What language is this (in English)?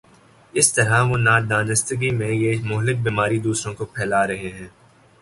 Urdu